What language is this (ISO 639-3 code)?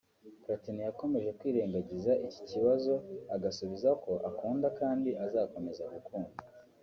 kin